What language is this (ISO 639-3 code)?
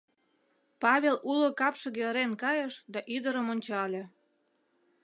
chm